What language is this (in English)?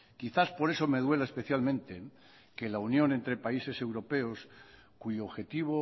Spanish